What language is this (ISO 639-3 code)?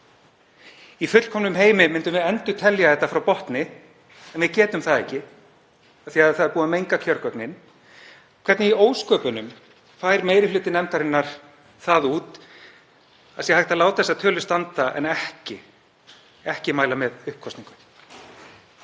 isl